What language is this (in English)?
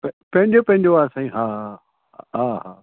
Sindhi